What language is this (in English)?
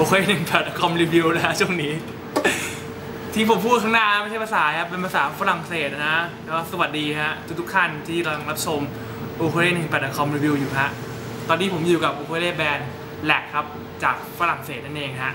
Thai